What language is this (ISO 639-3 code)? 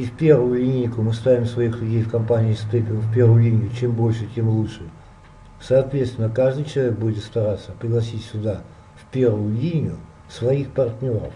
rus